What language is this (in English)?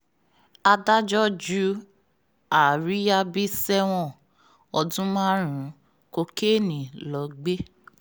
Yoruba